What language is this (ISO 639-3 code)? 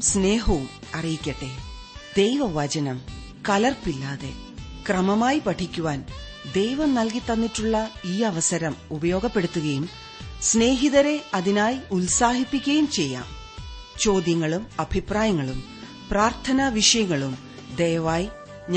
mal